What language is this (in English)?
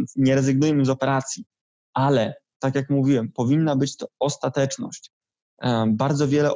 Polish